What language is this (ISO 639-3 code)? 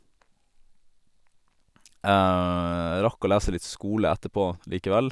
nor